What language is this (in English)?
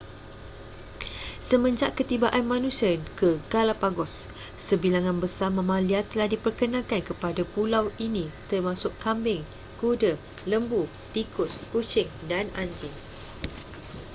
Malay